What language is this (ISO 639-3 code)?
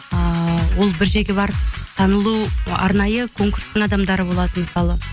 kaz